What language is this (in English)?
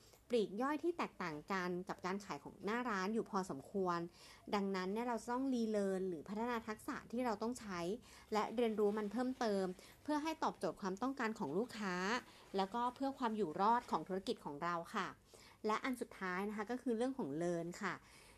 Thai